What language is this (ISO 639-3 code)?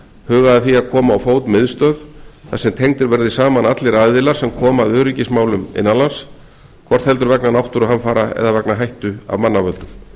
isl